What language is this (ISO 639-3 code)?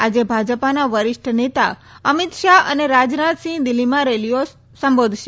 guj